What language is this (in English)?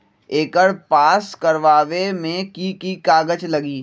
Magahi